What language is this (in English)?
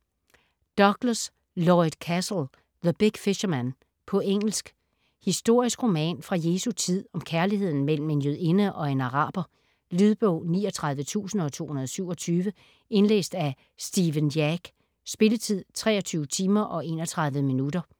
Danish